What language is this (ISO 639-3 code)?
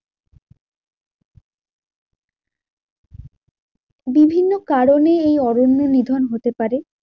ben